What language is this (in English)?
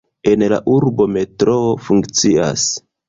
Esperanto